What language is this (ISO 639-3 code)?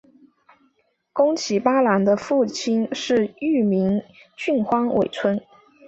zho